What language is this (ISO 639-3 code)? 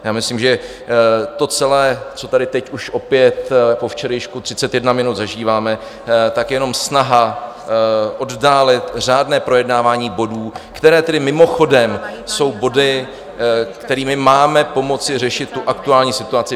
ces